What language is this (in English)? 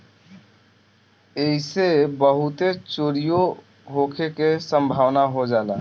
Bhojpuri